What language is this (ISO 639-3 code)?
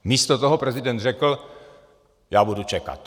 ces